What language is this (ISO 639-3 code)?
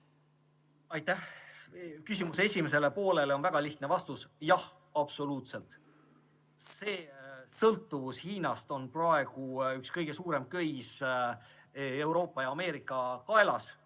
est